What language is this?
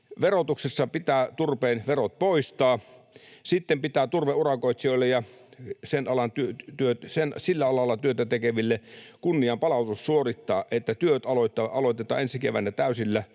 Finnish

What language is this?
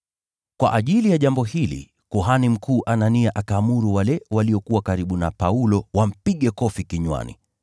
Swahili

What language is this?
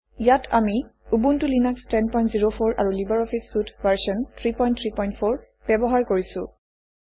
Assamese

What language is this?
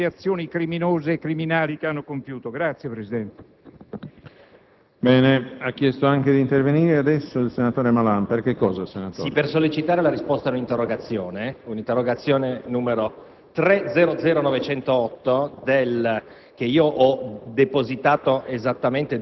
Italian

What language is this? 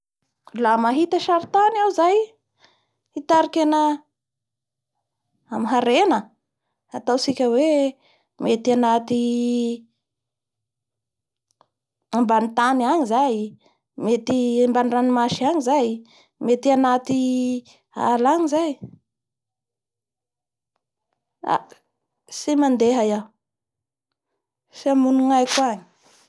Bara Malagasy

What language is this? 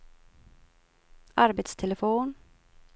Swedish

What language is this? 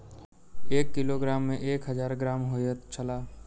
Maithili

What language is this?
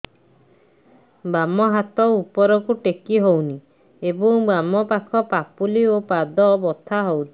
Odia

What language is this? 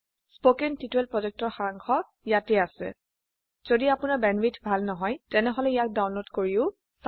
Assamese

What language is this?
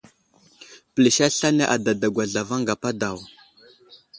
Wuzlam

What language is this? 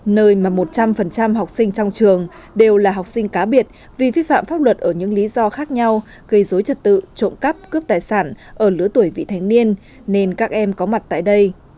Vietnamese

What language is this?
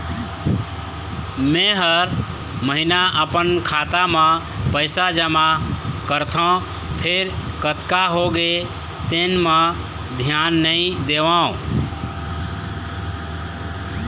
Chhattisgarhi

